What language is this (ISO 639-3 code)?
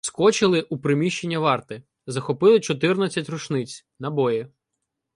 ukr